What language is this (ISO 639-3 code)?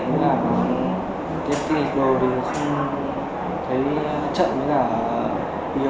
vie